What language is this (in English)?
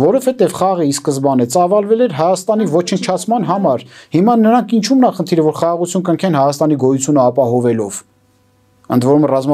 Romanian